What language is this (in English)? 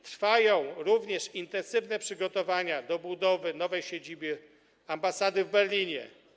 Polish